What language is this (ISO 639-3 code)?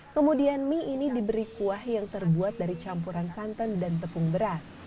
ind